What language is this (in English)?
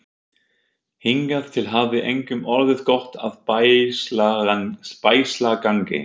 Icelandic